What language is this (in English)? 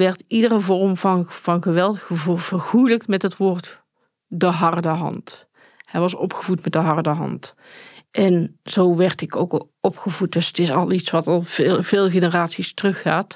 Dutch